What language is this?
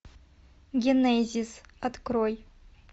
Russian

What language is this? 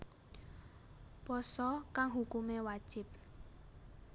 Javanese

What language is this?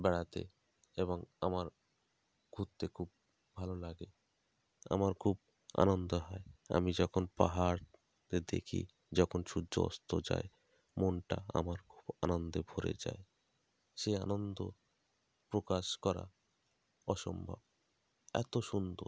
Bangla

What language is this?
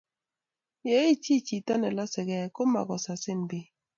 Kalenjin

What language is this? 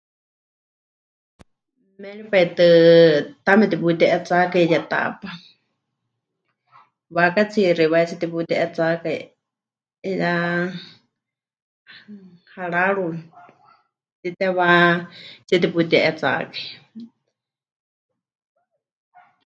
Huichol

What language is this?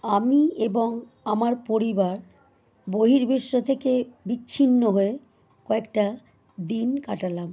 Bangla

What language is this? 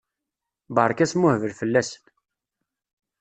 Kabyle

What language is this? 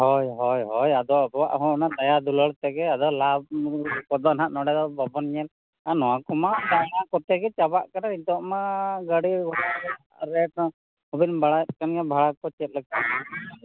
Santali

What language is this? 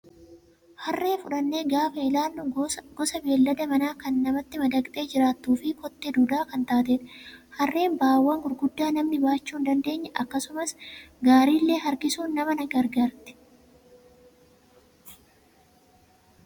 Oromo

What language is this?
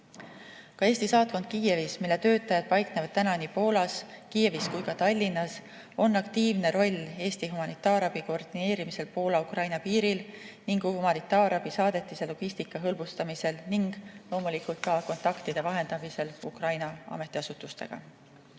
Estonian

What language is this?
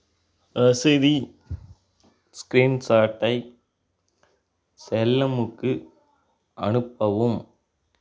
Tamil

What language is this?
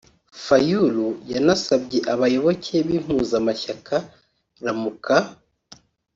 Kinyarwanda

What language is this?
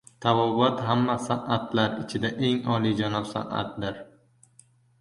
Uzbek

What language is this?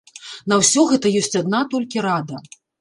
Belarusian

